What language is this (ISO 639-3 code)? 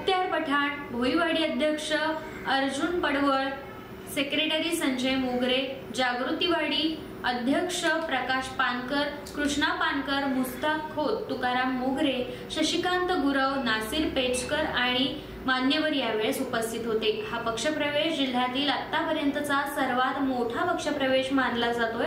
mar